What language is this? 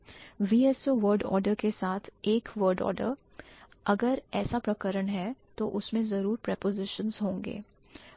Hindi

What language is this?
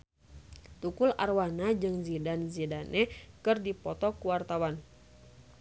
Sundanese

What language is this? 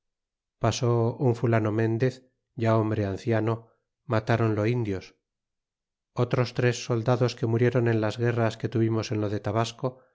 Spanish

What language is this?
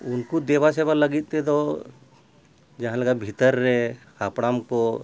Santali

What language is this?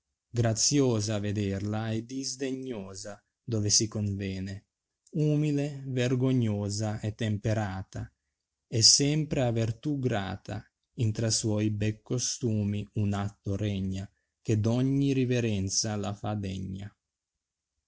Italian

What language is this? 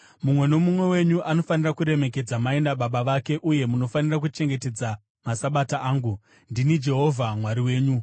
Shona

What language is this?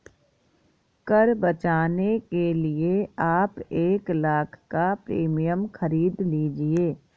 Hindi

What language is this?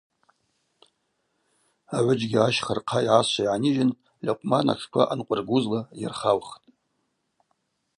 Abaza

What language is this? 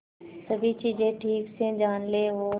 Hindi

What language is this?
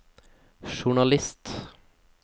Norwegian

